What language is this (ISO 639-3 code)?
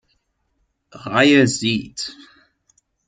deu